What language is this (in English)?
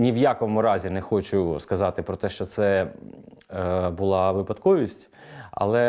Ukrainian